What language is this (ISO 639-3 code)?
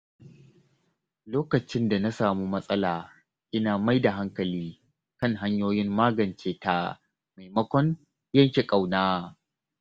hau